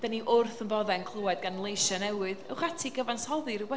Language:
Welsh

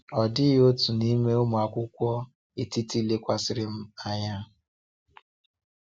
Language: Igbo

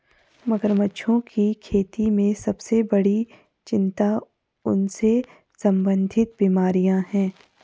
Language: Hindi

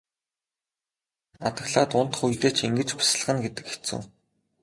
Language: Mongolian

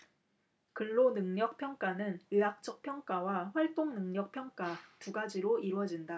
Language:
Korean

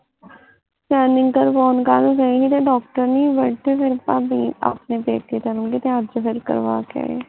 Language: Punjabi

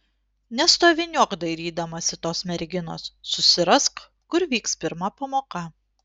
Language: Lithuanian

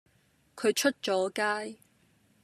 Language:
Cantonese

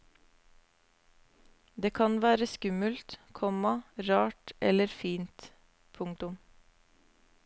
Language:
Norwegian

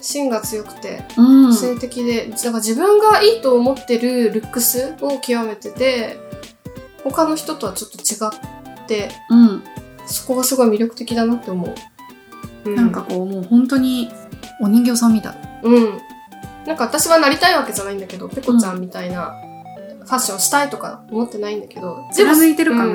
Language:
Japanese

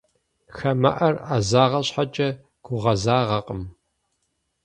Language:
Kabardian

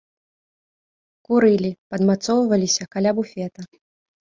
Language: Belarusian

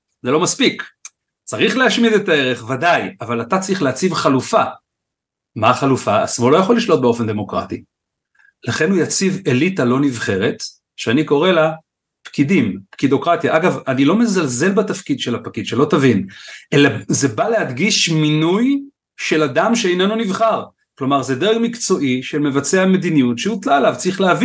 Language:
Hebrew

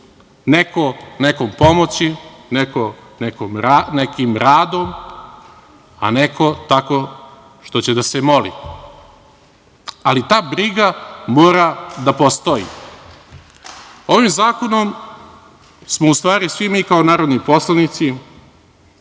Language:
Serbian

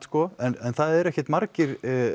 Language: Icelandic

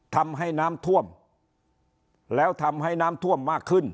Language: Thai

